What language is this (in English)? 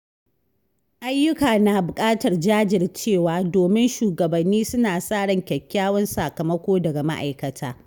Hausa